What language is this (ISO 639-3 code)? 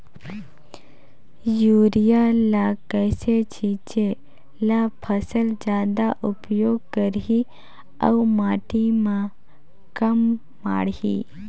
hne